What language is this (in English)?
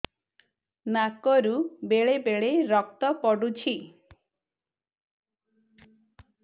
Odia